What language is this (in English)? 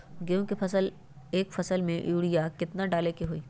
Magahi